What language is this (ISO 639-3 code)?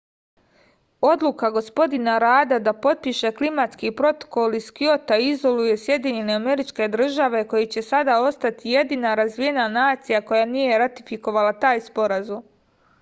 srp